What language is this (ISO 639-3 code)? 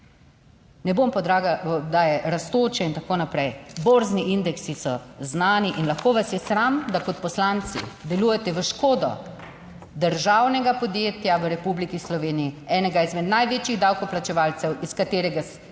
slv